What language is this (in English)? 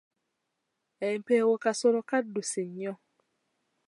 Ganda